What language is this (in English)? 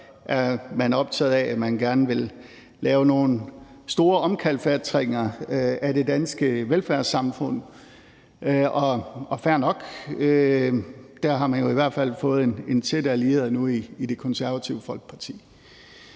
Danish